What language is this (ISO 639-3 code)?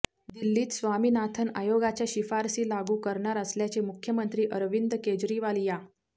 mar